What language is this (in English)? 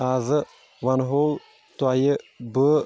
Kashmiri